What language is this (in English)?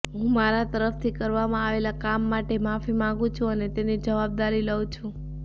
Gujarati